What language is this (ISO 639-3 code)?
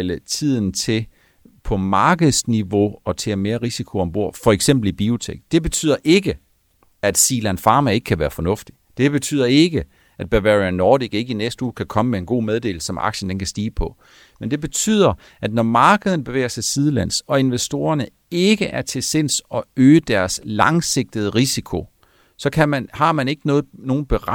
dan